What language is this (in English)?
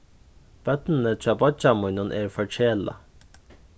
Faroese